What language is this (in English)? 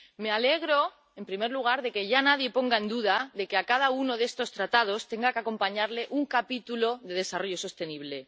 Spanish